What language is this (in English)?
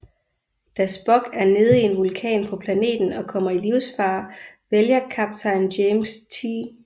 Danish